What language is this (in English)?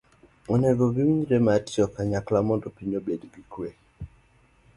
Luo (Kenya and Tanzania)